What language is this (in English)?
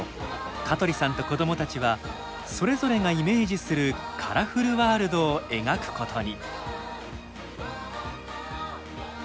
Japanese